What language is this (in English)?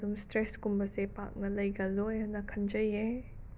Manipuri